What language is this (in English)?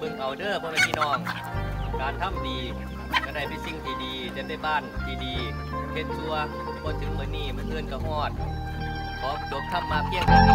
Thai